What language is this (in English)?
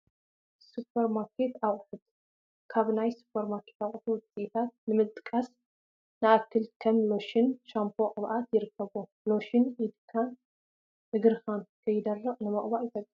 Tigrinya